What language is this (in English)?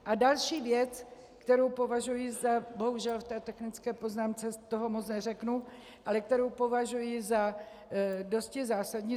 Czech